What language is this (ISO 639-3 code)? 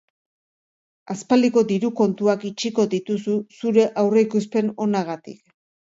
eus